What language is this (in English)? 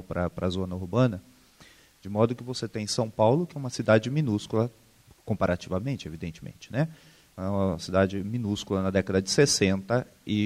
Portuguese